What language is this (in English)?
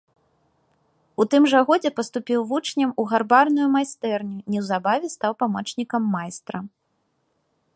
Belarusian